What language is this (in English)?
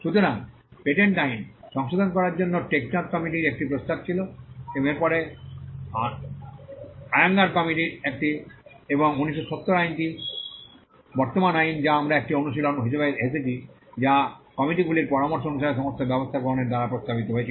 Bangla